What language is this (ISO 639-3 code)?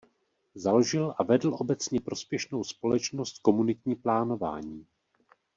ces